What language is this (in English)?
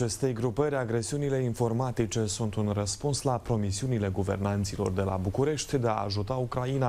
Romanian